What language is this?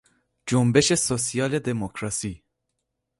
Persian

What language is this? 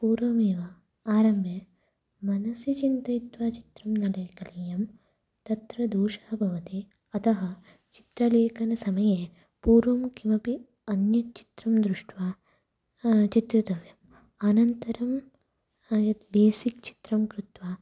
Sanskrit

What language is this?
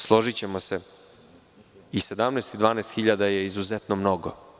Serbian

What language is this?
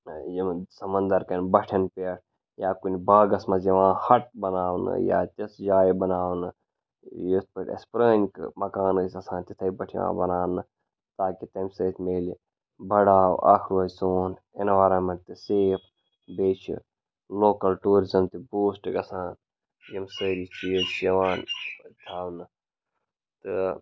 Kashmiri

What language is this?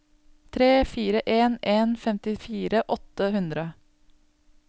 Norwegian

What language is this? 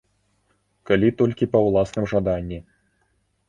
Belarusian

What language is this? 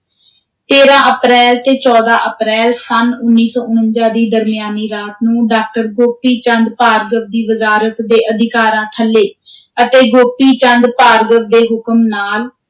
Punjabi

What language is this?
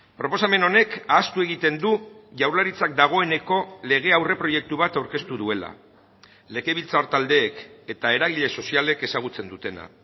Basque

